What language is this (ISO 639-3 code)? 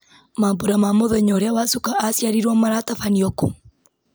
kik